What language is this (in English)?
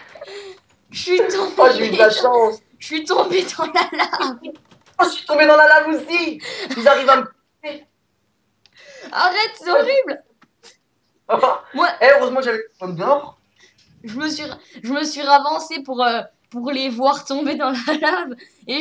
French